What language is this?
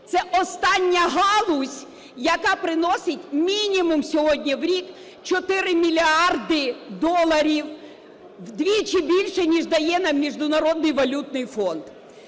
Ukrainian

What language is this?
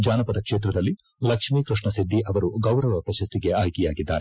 Kannada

